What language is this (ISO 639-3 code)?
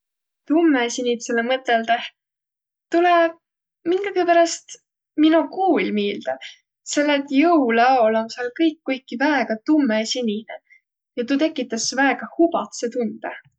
vro